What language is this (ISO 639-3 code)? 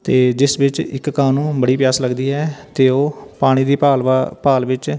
pan